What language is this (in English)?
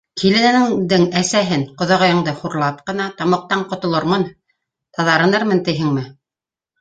Bashkir